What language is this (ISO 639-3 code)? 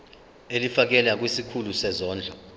zul